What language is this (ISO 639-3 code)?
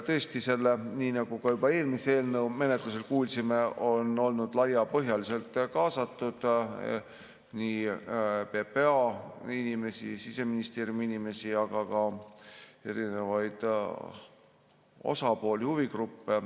est